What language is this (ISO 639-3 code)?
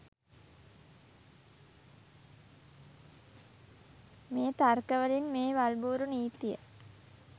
sin